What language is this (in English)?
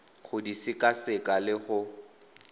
Tswana